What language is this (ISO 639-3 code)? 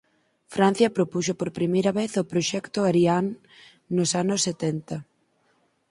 glg